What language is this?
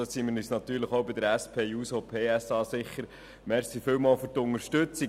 Swiss German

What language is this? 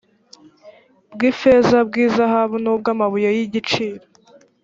Kinyarwanda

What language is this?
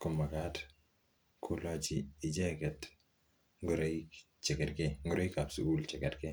Kalenjin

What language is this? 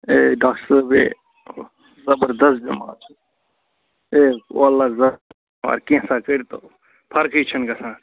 Kashmiri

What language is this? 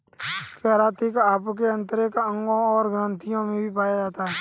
Hindi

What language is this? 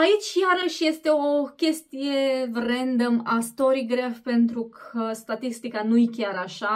Romanian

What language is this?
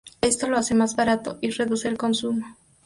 Spanish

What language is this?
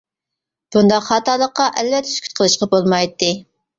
Uyghur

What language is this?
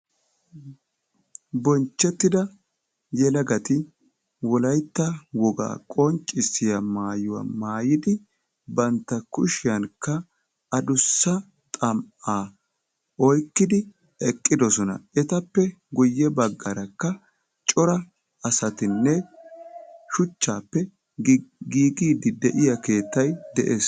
Wolaytta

